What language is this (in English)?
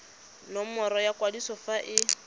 Tswana